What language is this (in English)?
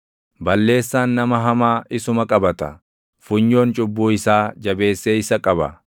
Oromo